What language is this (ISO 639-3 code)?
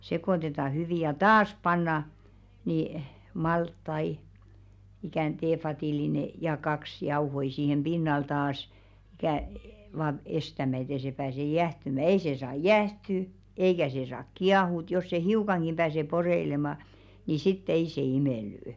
fin